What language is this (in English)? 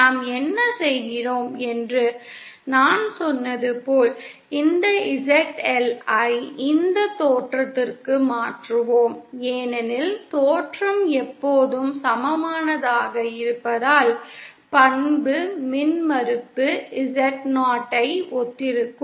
Tamil